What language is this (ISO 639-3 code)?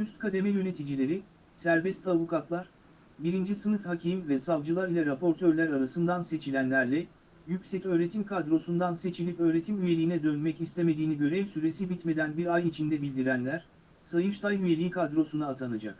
tur